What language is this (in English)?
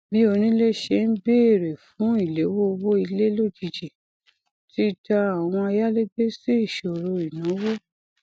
Yoruba